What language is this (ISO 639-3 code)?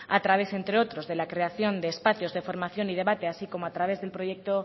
spa